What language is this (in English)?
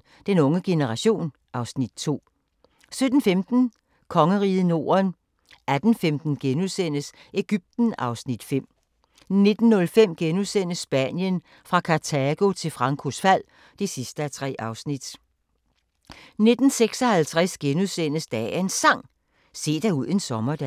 Danish